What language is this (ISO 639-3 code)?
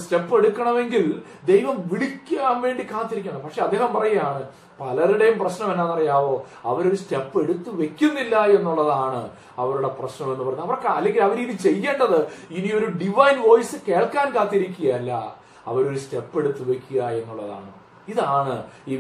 mal